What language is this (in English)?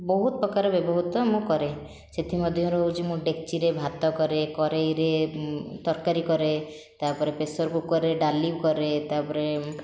Odia